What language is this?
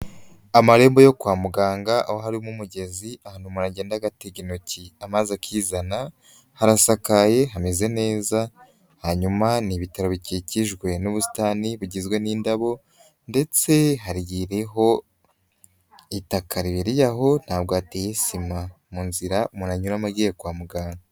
Kinyarwanda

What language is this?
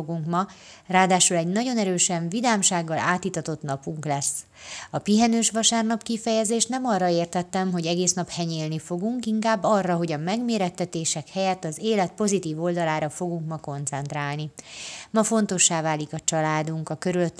Hungarian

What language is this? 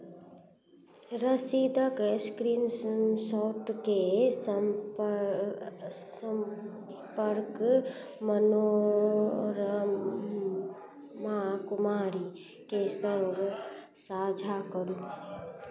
Maithili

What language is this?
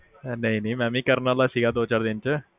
Punjabi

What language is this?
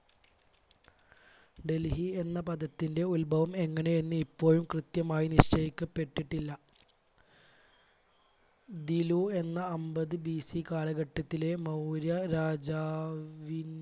Malayalam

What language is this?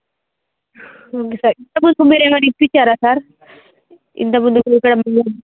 Telugu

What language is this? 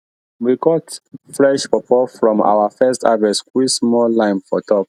Nigerian Pidgin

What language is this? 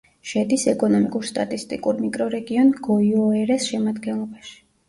Georgian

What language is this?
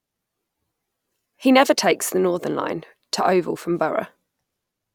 English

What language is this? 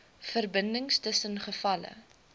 Afrikaans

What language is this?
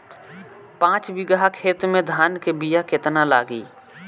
Bhojpuri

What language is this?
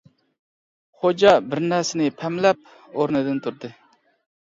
Uyghur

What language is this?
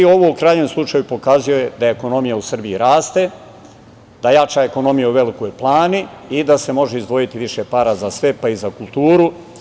Serbian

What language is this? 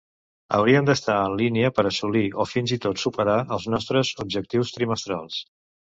Catalan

